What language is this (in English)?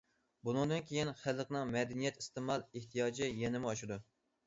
Uyghur